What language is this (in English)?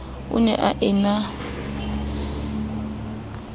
Southern Sotho